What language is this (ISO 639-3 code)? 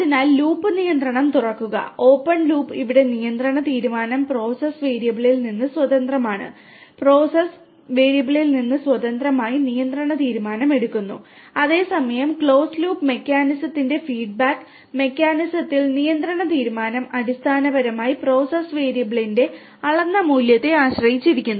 mal